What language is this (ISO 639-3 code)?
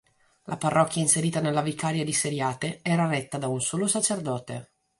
ita